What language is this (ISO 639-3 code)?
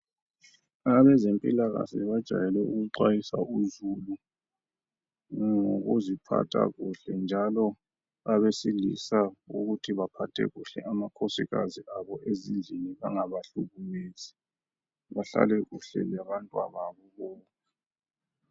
nde